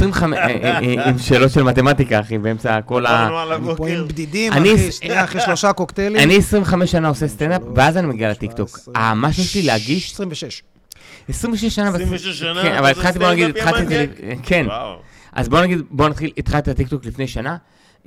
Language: Hebrew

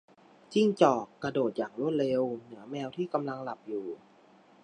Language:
Thai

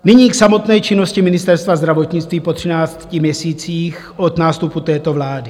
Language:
Czech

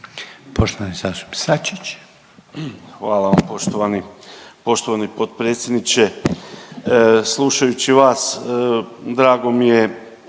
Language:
Croatian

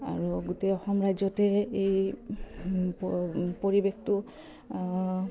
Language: Assamese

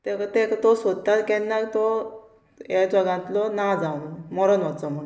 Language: Konkani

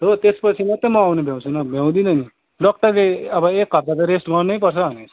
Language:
Nepali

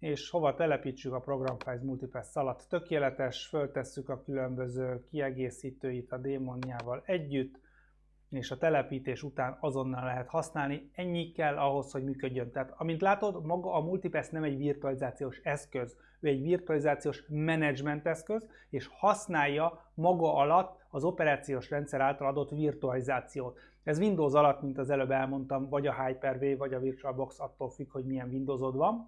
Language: Hungarian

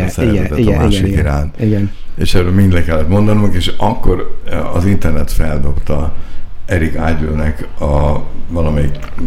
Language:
Hungarian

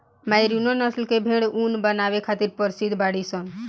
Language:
Bhojpuri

